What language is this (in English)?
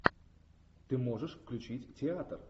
Russian